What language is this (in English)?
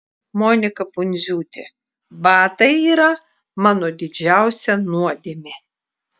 Lithuanian